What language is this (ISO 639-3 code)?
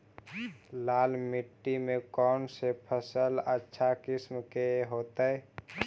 mag